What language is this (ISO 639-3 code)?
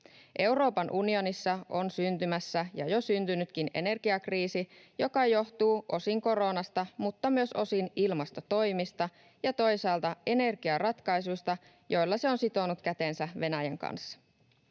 fin